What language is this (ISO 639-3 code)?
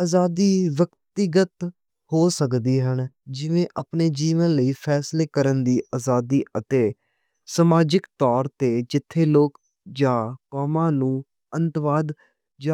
lah